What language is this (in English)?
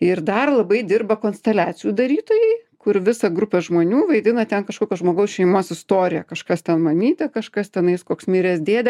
Lithuanian